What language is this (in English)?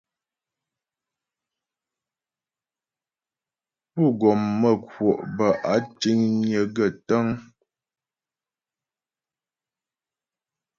Ghomala